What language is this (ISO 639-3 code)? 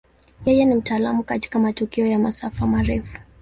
swa